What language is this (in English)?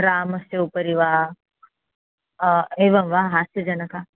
Sanskrit